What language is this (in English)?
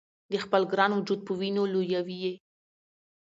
Pashto